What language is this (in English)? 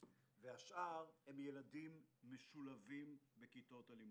Hebrew